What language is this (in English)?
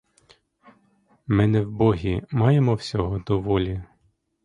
Ukrainian